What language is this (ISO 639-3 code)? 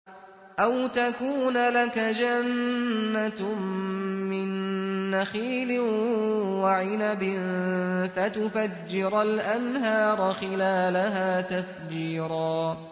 ara